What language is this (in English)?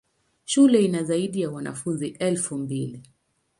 Swahili